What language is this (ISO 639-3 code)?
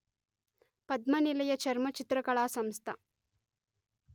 tel